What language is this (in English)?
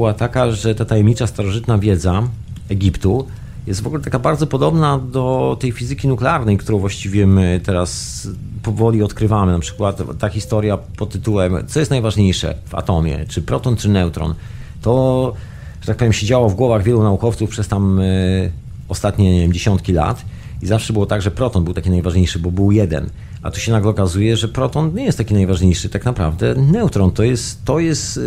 Polish